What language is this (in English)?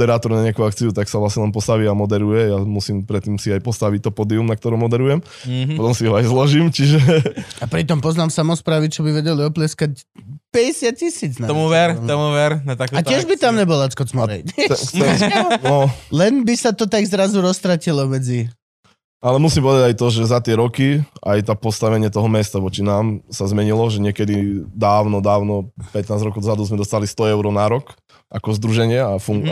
Slovak